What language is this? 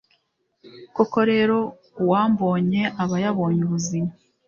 Kinyarwanda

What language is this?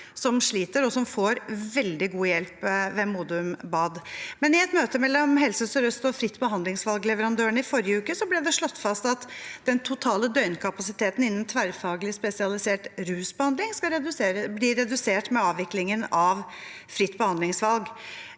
Norwegian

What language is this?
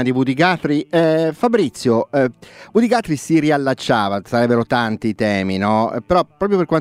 Italian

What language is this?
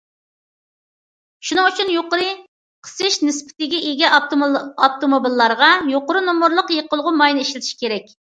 Uyghur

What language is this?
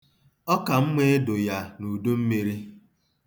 Igbo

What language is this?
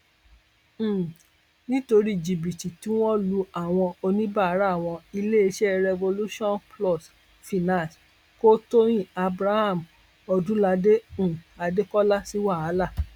Yoruba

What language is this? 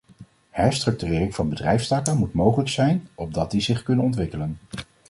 Dutch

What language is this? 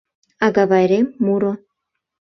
Mari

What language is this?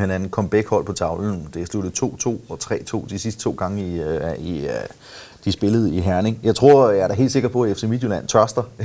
Danish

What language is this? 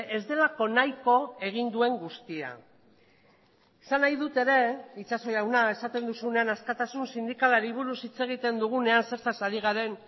Basque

